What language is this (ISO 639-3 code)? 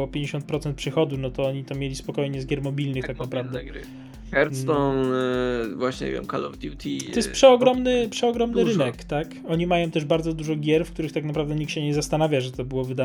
pol